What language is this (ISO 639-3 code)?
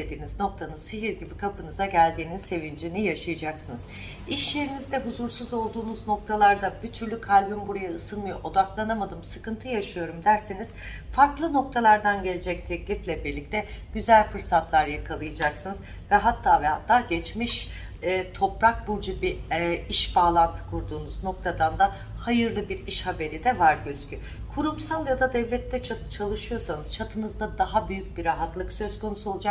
tur